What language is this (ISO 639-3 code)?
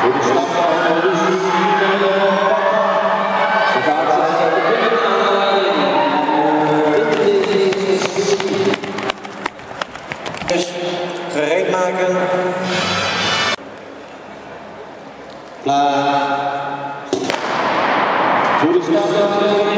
ara